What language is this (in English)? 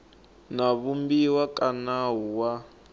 Tsonga